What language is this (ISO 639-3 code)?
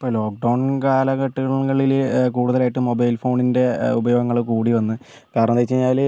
mal